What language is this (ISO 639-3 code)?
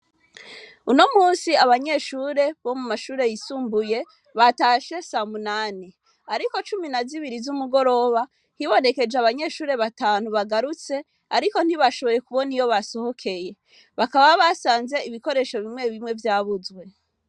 run